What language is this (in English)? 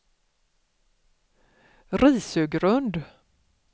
Swedish